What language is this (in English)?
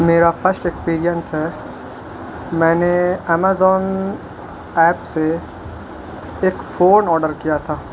Urdu